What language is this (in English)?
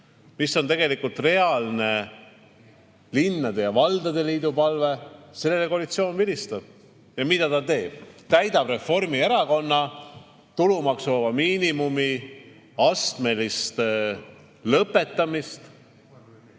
Estonian